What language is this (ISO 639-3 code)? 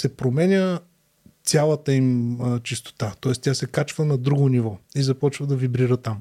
bul